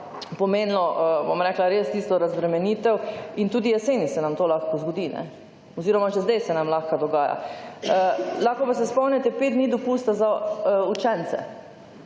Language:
Slovenian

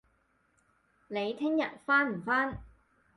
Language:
Cantonese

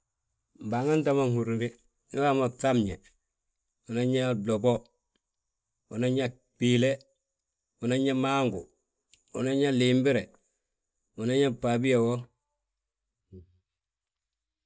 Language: Balanta-Ganja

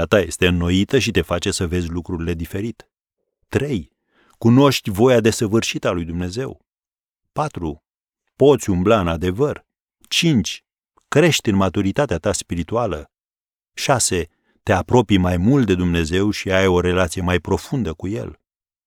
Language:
Romanian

